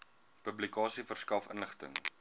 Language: Afrikaans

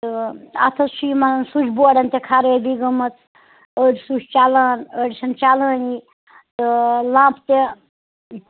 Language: Kashmiri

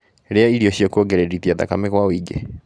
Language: Kikuyu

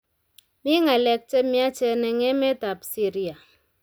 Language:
Kalenjin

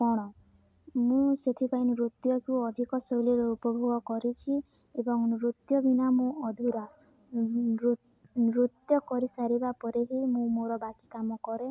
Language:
Odia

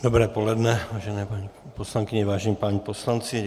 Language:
Czech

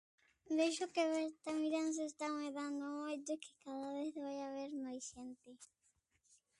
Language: Galician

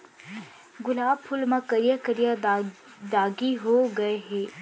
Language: Chhattisgarhi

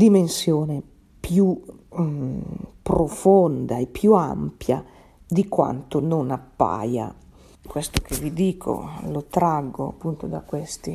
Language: Italian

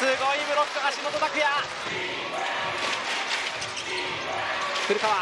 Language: Japanese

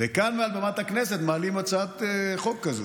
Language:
Hebrew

